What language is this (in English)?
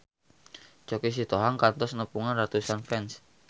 Sundanese